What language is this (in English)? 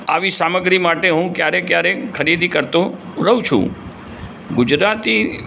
Gujarati